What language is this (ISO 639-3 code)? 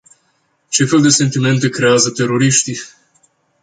ron